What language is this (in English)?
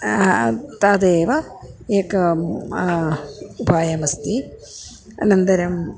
Sanskrit